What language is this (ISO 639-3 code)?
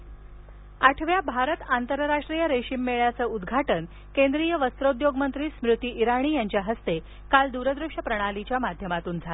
mar